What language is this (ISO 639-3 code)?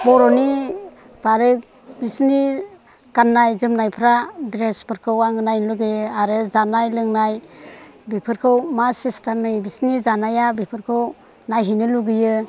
brx